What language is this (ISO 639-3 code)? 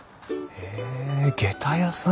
jpn